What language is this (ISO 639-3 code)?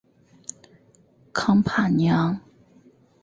zho